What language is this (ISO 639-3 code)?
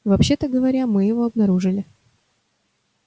rus